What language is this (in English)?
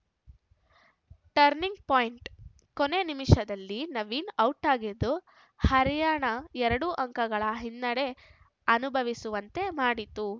Kannada